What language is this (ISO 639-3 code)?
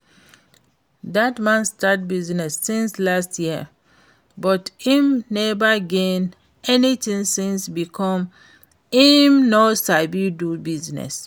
pcm